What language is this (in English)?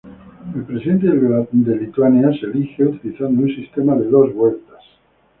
Spanish